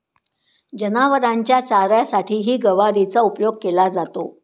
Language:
Marathi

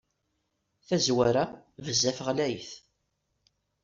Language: Kabyle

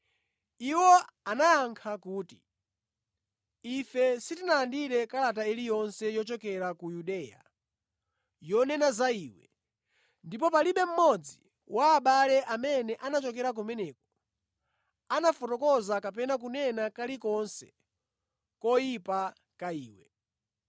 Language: Nyanja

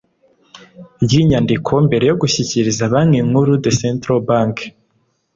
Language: Kinyarwanda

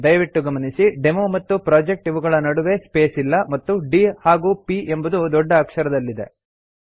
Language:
Kannada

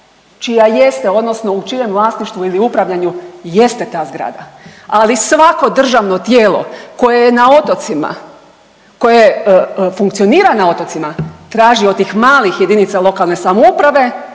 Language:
Croatian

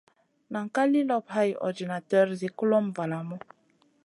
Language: Masana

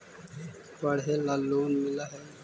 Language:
Magahi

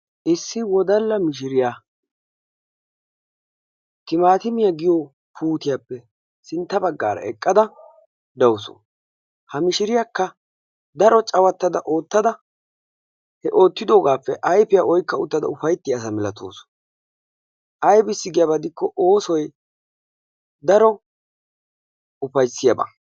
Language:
Wolaytta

